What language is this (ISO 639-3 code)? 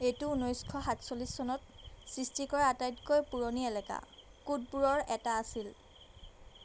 asm